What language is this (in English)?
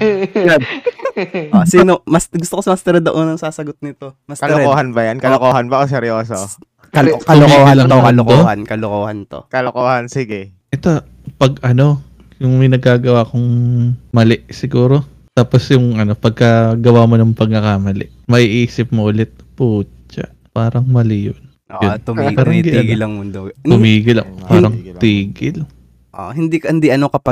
Filipino